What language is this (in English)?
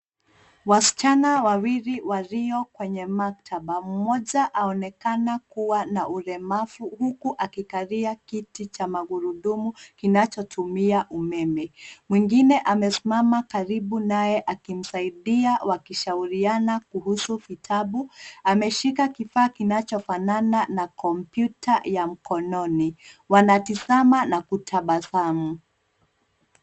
Swahili